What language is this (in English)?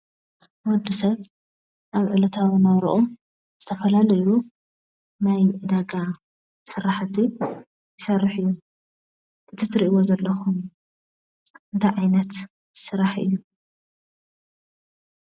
Tigrinya